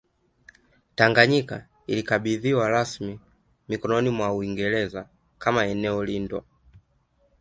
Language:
Swahili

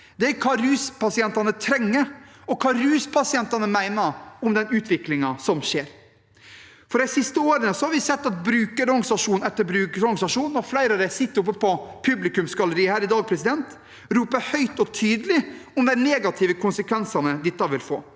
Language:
Norwegian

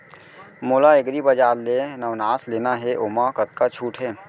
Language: Chhattisgarhi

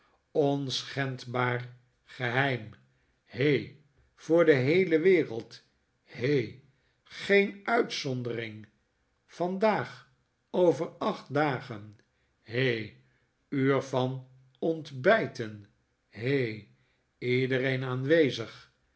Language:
Dutch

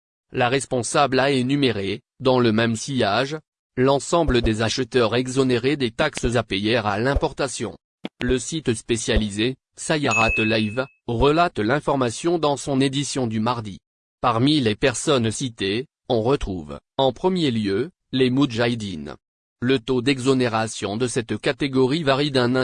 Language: French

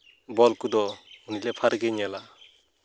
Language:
Santali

